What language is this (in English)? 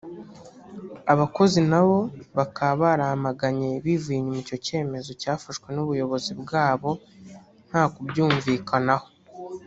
Kinyarwanda